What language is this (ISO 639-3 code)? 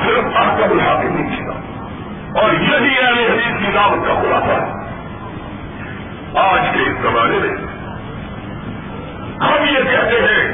urd